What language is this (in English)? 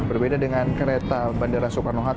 Indonesian